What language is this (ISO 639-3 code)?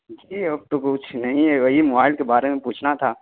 urd